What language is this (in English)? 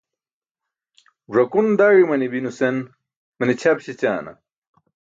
Burushaski